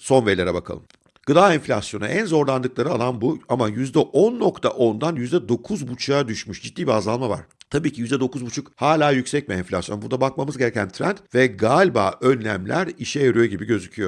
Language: Turkish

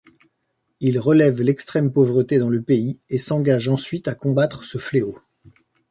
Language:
French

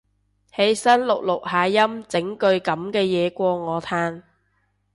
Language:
Cantonese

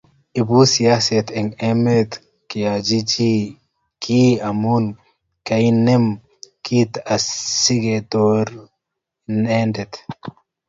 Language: Kalenjin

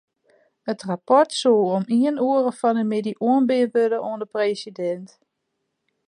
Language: Western Frisian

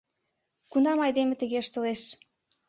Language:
Mari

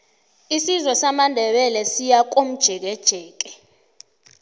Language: South Ndebele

